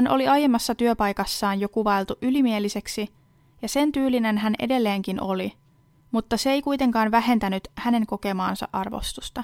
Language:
Finnish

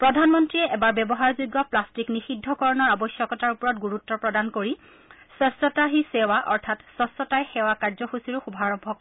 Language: Assamese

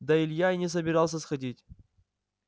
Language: Russian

